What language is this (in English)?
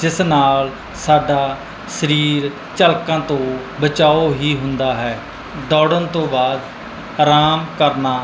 Punjabi